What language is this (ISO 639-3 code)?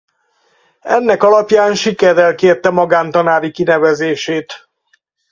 hun